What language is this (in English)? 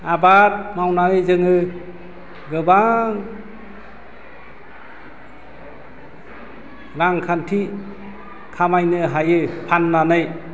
Bodo